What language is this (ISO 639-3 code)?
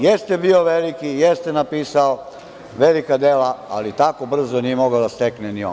srp